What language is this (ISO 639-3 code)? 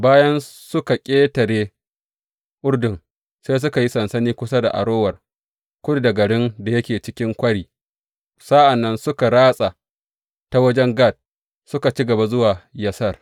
hau